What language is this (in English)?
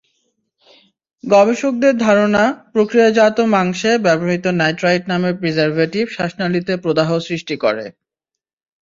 Bangla